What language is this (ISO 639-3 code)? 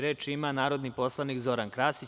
srp